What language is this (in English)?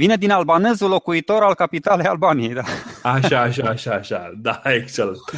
Romanian